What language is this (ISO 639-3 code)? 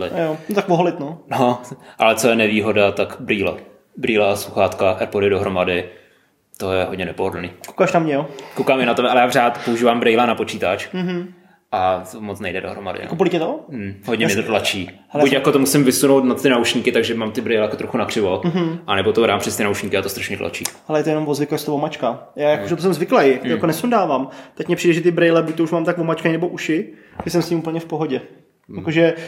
ces